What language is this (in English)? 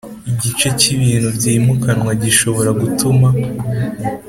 Kinyarwanda